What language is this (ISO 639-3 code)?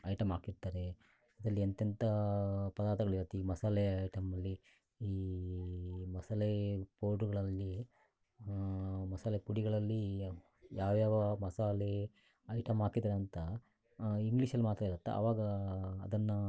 kan